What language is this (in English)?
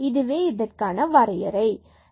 Tamil